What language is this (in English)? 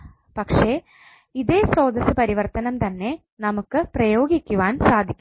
Malayalam